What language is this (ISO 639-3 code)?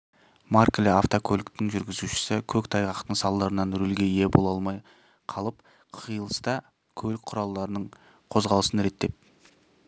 kaz